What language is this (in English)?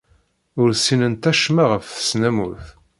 Kabyle